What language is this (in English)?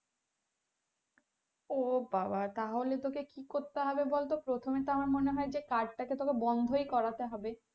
Bangla